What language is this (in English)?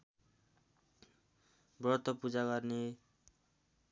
Nepali